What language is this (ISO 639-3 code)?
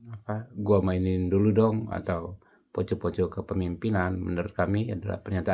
ind